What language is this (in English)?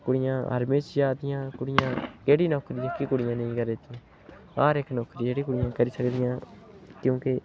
Dogri